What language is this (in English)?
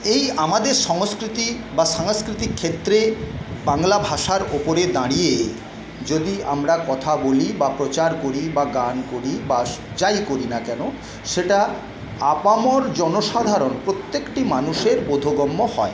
Bangla